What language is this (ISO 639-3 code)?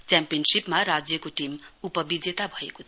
nep